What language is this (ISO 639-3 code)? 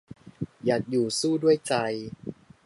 tha